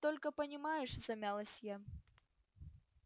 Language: Russian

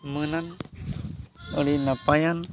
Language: Santali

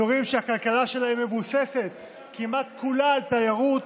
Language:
Hebrew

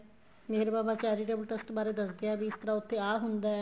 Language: Punjabi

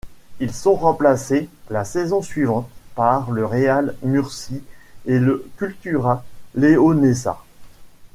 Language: French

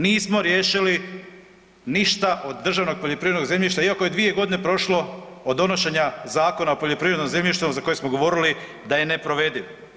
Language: Croatian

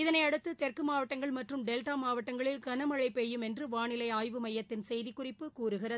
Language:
Tamil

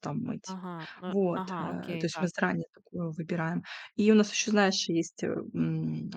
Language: Russian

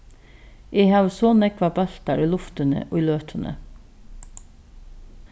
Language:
Faroese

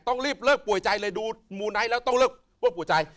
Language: Thai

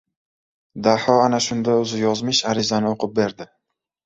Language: Uzbek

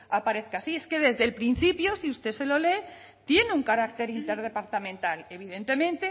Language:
Spanish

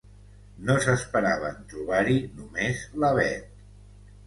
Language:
Catalan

